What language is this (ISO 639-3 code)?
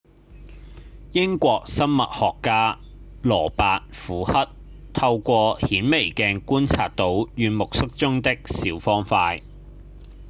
yue